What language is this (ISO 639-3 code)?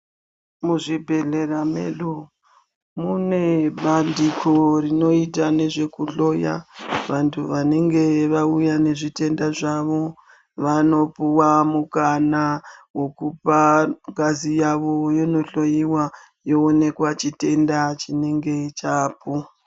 ndc